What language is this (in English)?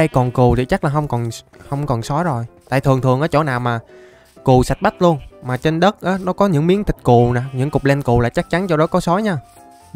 Vietnamese